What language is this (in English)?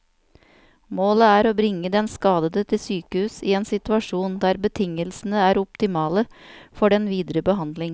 Norwegian